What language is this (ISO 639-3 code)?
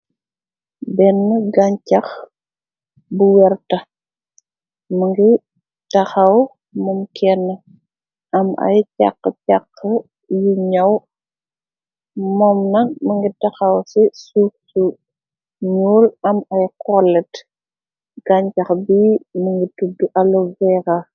wol